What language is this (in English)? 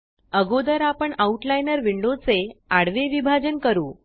Marathi